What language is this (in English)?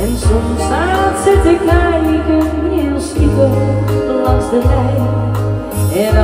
Romanian